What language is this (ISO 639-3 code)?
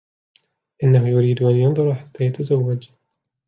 ara